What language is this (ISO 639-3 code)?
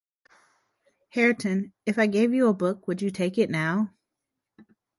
eng